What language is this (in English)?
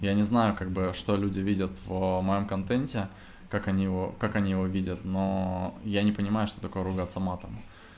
Russian